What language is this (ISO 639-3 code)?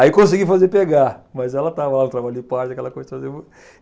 por